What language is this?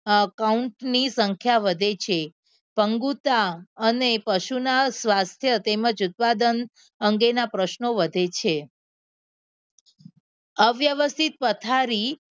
Gujarati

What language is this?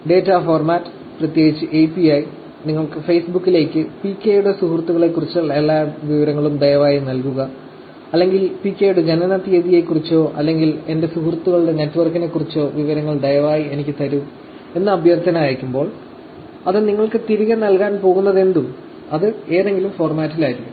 Malayalam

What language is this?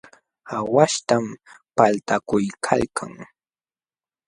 Jauja Wanca Quechua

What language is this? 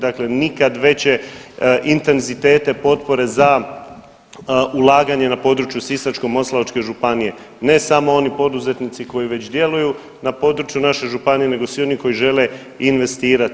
Croatian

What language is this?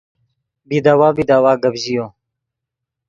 Yidgha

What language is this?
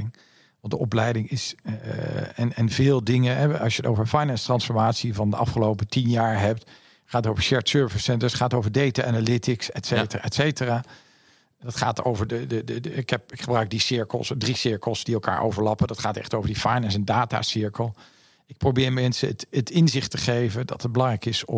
Dutch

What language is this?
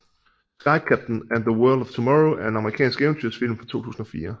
Danish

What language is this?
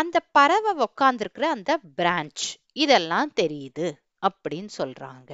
Tamil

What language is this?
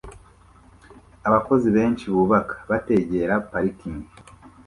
Kinyarwanda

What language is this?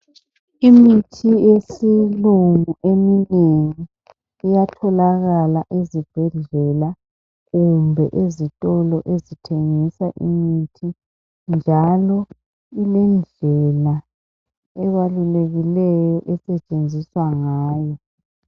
North Ndebele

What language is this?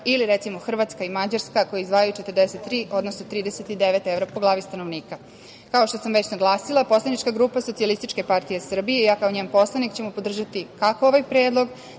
Serbian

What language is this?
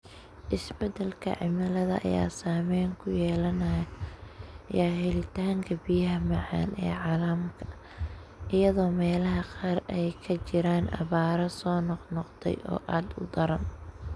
Somali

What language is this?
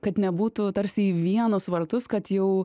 Lithuanian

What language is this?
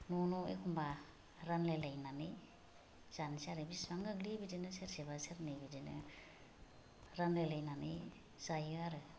Bodo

